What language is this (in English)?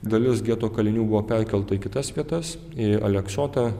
Lithuanian